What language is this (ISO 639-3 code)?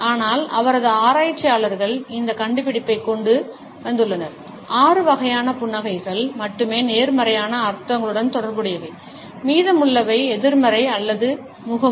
tam